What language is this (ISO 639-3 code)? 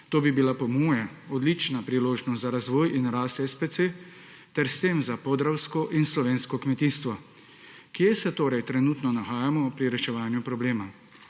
slv